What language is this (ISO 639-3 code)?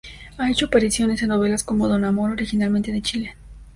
spa